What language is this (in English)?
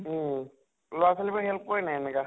Assamese